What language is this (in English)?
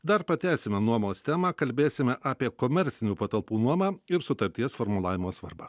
Lithuanian